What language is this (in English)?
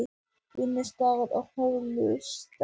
Icelandic